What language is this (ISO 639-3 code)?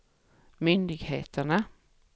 swe